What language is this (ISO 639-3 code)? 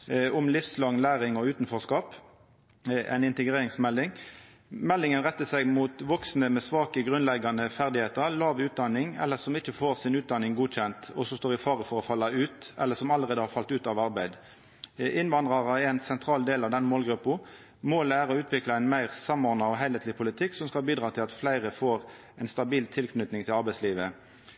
nno